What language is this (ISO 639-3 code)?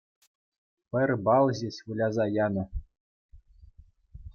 chv